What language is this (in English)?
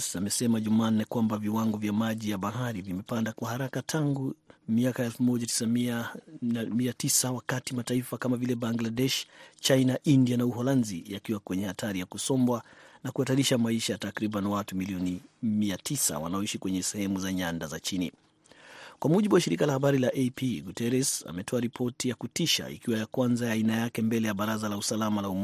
Swahili